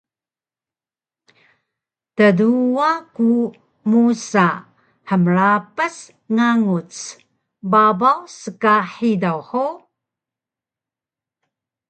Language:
Taroko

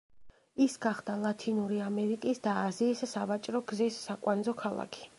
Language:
Georgian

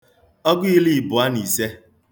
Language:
Igbo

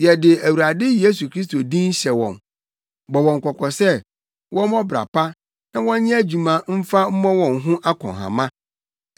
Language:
Akan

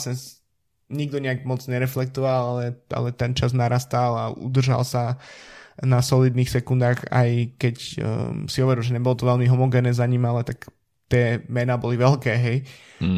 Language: Slovak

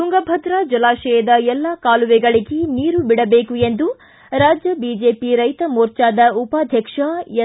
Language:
Kannada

